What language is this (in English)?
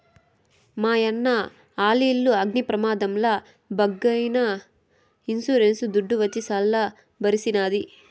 Telugu